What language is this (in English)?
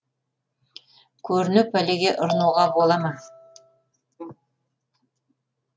Kazakh